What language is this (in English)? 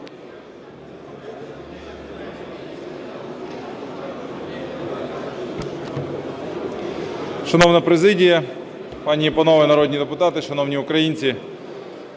Ukrainian